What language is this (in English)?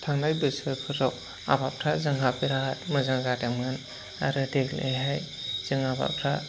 Bodo